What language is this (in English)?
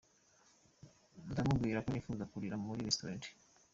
Kinyarwanda